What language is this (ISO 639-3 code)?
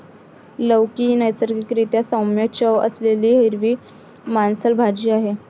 mar